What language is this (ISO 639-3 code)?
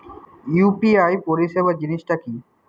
ben